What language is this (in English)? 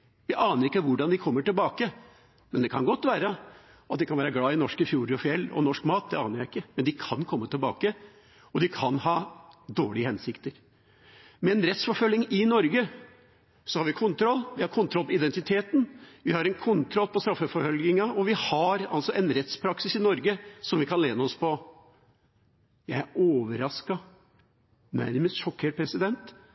Norwegian Bokmål